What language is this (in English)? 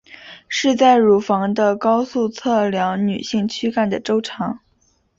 Chinese